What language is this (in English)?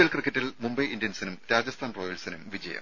Malayalam